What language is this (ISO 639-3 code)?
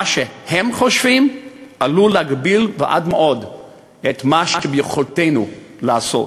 heb